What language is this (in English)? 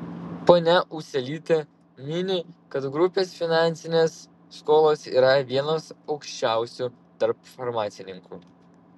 Lithuanian